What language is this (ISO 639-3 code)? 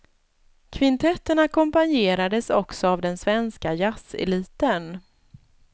swe